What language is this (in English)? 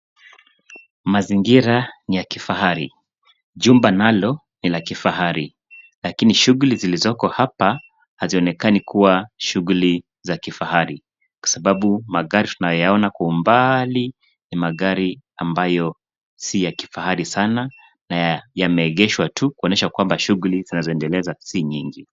Swahili